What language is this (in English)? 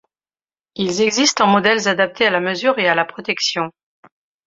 French